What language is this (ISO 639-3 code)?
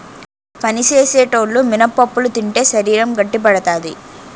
tel